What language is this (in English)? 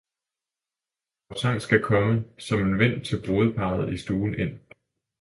Danish